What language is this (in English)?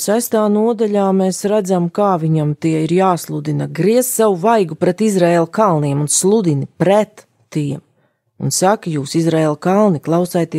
Latvian